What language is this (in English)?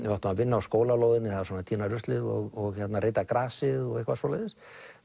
Icelandic